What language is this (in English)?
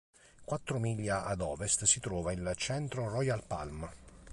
Italian